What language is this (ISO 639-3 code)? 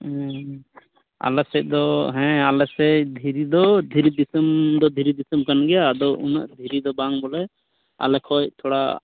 sat